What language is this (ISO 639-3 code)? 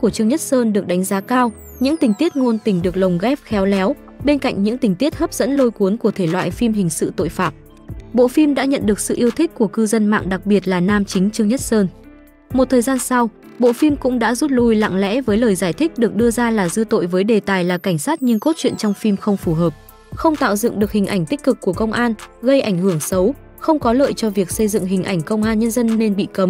vie